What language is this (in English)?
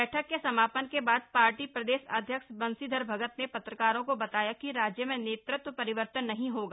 Hindi